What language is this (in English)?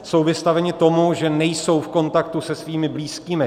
Czech